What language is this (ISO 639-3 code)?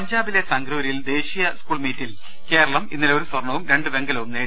mal